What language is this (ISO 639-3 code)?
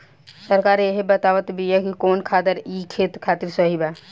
bho